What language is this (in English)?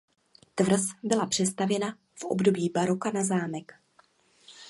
Czech